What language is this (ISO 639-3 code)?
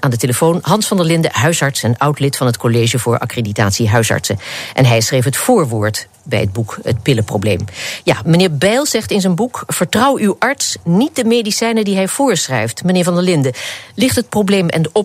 nld